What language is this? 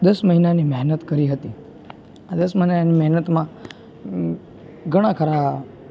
Gujarati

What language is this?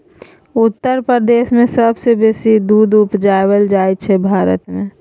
Maithili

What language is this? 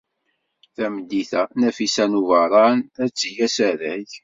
Kabyle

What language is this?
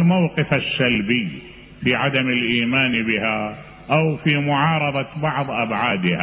Arabic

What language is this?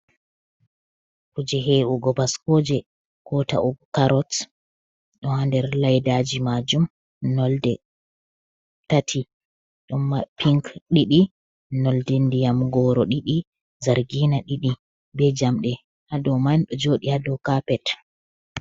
Fula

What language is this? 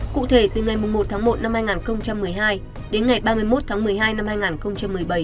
Vietnamese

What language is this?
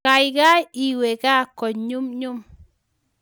Kalenjin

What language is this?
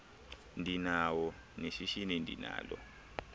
Xhosa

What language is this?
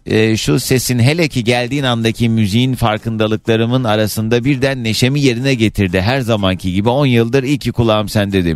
Turkish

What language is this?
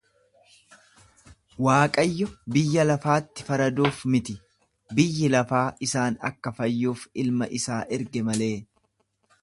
Oromo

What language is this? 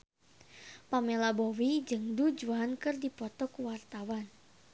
Sundanese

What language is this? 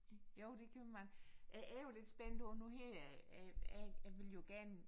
Danish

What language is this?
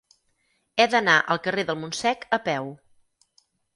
Catalan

